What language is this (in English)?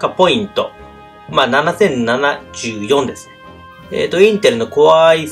Japanese